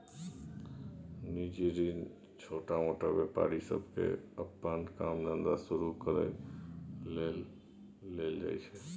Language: Maithili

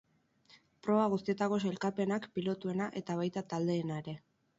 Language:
Basque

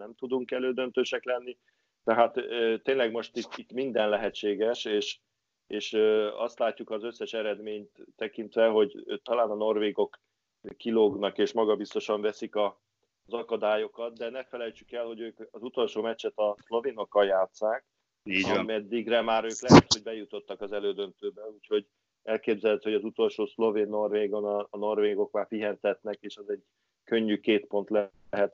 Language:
Hungarian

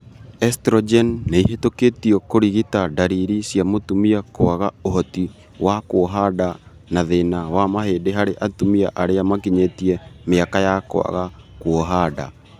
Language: Kikuyu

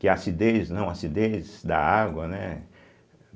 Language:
Portuguese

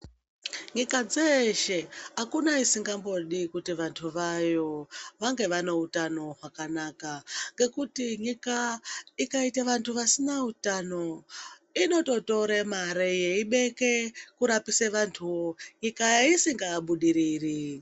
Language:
Ndau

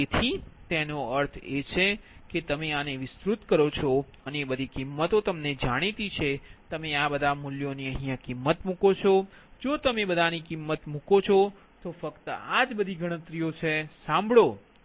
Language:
Gujarati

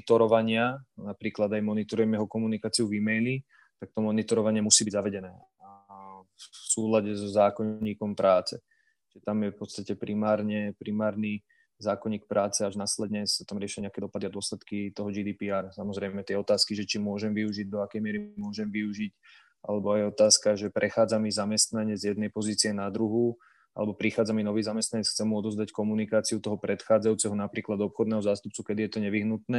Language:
Slovak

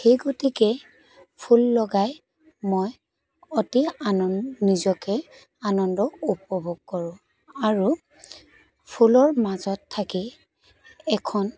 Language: Assamese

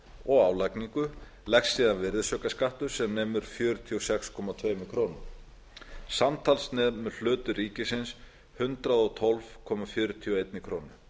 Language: Icelandic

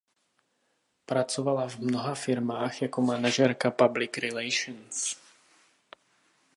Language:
Czech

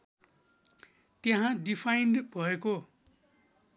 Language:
Nepali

